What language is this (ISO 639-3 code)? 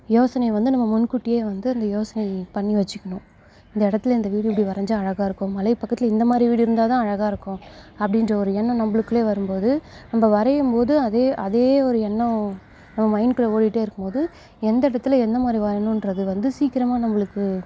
tam